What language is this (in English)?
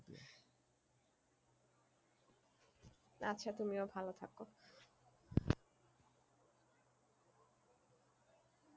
Bangla